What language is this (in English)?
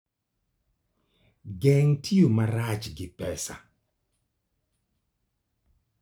Luo (Kenya and Tanzania)